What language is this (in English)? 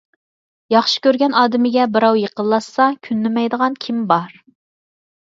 Uyghur